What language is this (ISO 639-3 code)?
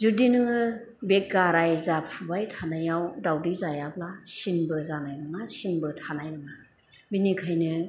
brx